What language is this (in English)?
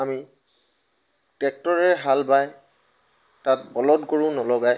Assamese